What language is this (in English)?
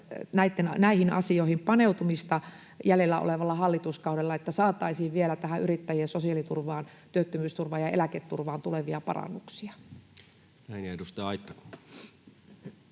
Finnish